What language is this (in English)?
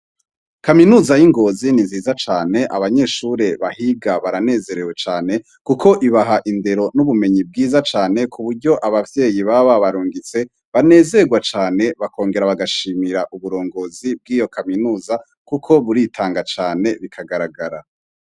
Rundi